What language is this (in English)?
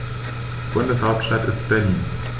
German